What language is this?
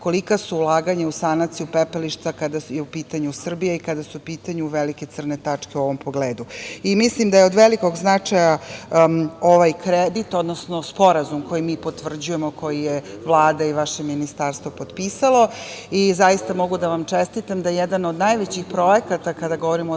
Serbian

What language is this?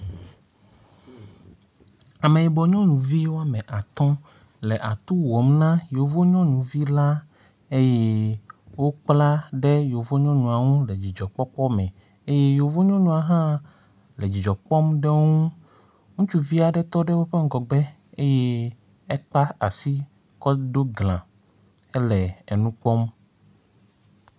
Ewe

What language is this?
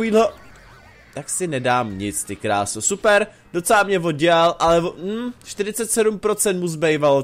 Czech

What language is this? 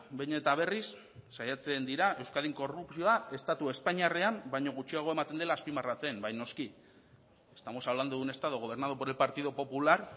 Basque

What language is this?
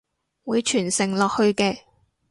Cantonese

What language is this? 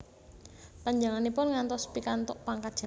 Javanese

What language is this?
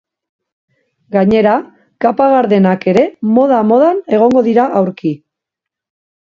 Basque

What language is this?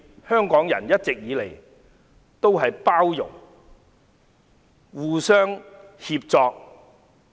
Cantonese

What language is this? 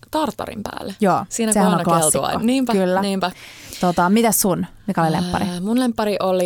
Finnish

